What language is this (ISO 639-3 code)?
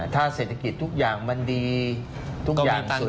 tha